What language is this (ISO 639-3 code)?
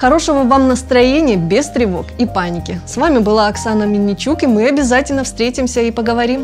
rus